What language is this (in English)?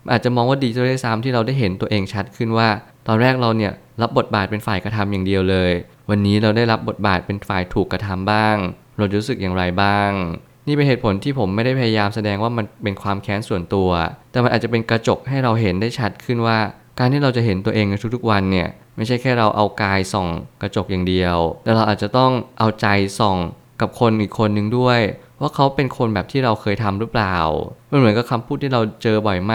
Thai